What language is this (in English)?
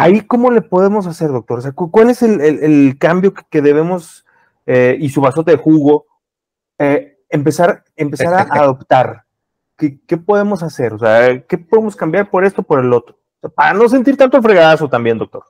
Spanish